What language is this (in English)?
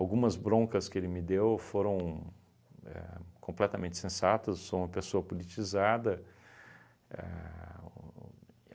Portuguese